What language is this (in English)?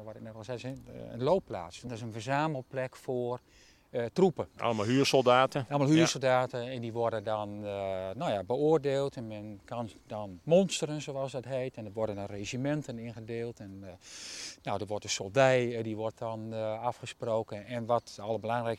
Dutch